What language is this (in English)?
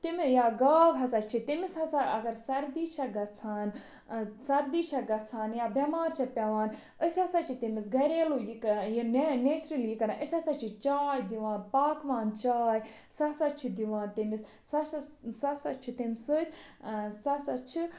Kashmiri